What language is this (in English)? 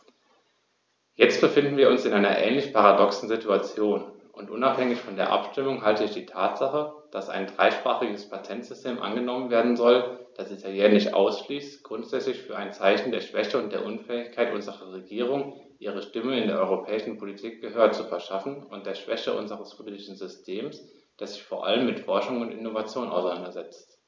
German